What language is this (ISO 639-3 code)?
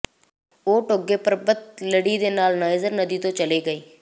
pan